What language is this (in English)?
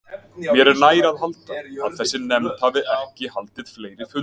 Icelandic